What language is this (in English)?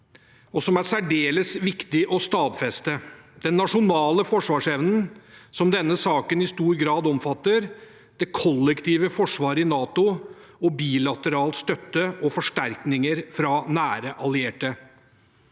Norwegian